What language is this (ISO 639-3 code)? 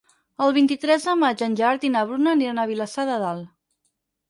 cat